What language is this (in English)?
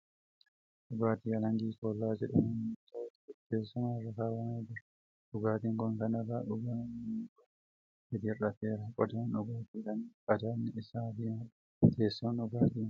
Oromo